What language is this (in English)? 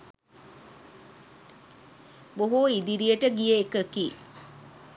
Sinhala